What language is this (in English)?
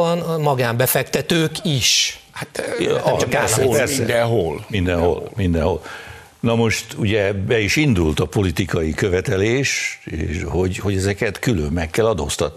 Hungarian